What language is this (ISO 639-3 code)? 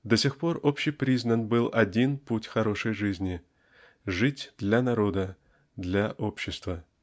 rus